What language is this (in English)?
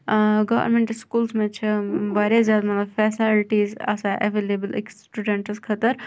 Kashmiri